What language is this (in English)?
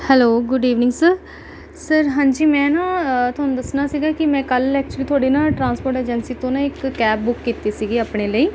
Punjabi